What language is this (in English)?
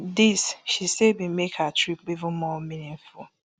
Nigerian Pidgin